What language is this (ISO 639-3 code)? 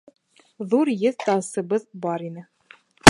bak